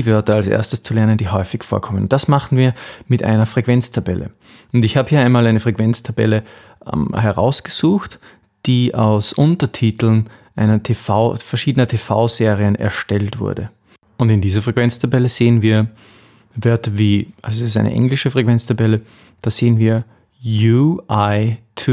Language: German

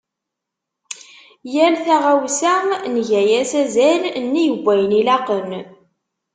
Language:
Kabyle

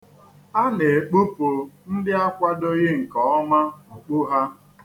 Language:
Igbo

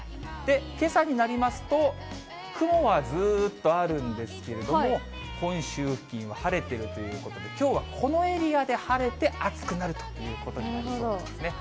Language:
Japanese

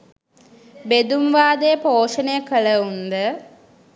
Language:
Sinhala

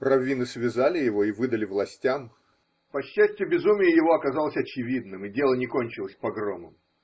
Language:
Russian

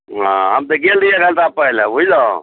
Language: Maithili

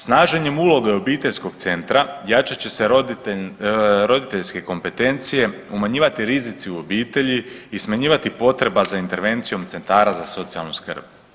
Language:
Croatian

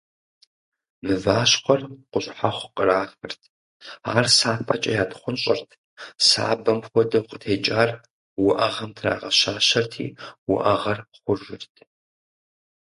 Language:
Kabardian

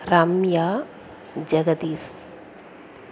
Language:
Tamil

